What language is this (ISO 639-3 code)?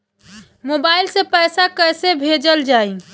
bho